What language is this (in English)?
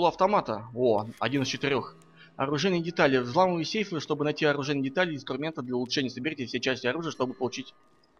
Russian